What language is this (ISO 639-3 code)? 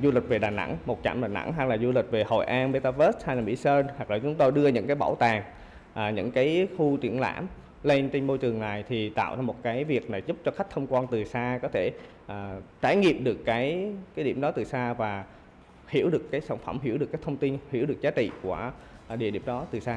vie